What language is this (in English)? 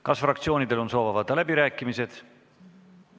Estonian